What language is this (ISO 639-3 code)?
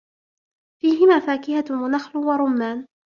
ara